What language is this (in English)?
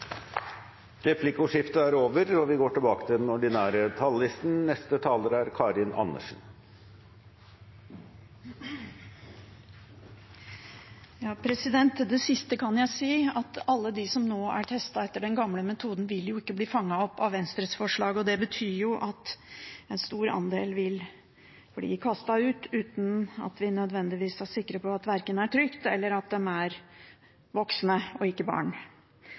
Norwegian